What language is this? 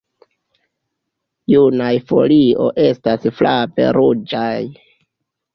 Esperanto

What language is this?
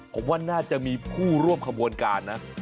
Thai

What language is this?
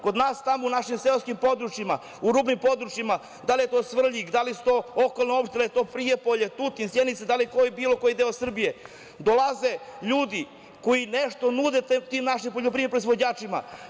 Serbian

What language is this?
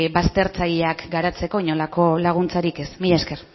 Basque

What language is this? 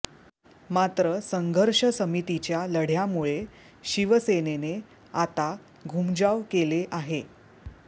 Marathi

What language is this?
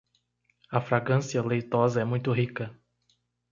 Portuguese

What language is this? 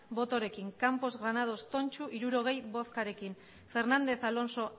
Basque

